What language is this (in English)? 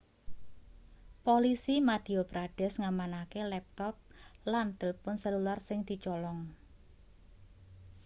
Javanese